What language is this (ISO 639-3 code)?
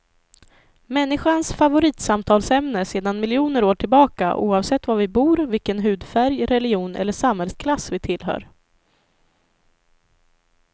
swe